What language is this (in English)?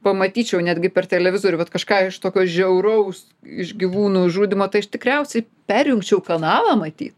Lithuanian